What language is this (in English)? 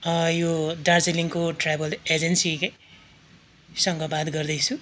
Nepali